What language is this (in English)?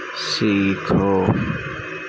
Urdu